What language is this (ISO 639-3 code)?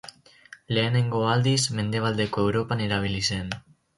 eus